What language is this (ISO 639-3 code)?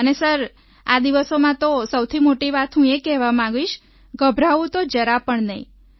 guj